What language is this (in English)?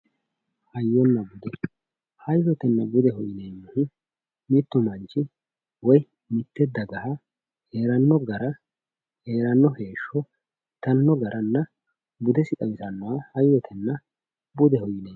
Sidamo